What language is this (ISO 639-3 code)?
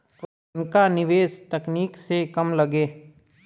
bho